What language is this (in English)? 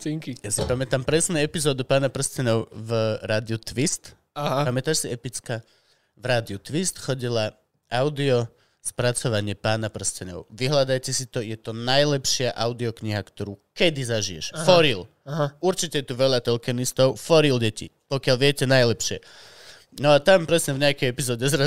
Slovak